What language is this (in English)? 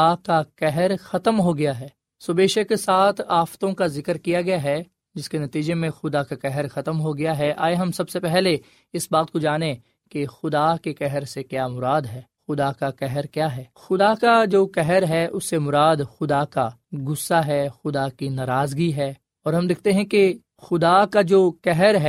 Urdu